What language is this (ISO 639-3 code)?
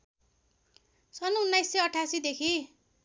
nep